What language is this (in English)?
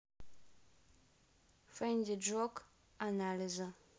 Russian